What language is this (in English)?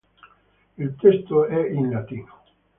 Italian